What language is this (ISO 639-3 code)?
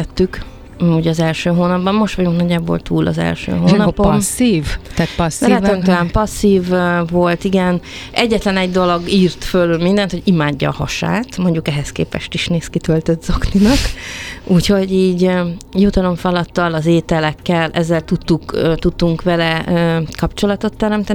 hun